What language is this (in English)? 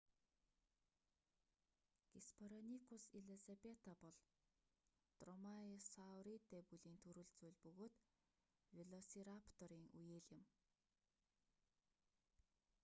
Mongolian